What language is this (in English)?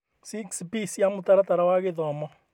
Kikuyu